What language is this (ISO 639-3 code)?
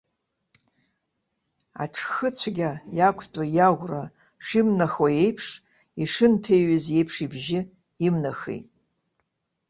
abk